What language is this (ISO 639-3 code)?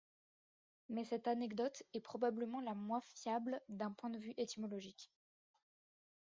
fra